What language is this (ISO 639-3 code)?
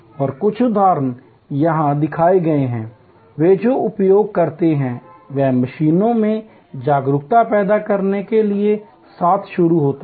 hin